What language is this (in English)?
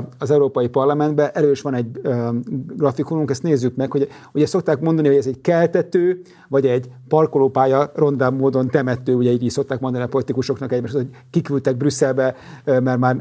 Hungarian